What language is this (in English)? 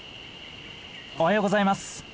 Japanese